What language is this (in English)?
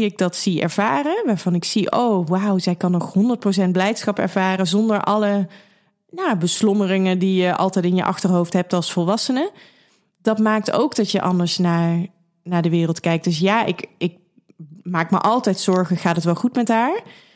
Dutch